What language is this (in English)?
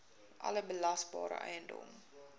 Afrikaans